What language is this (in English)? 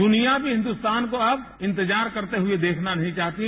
Hindi